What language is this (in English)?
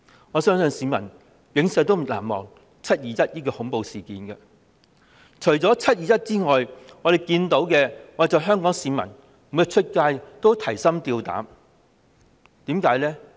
Cantonese